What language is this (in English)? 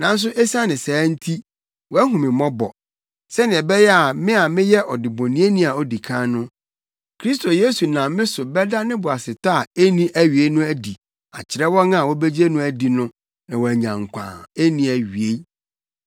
Akan